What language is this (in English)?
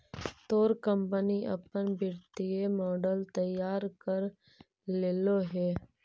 Magahi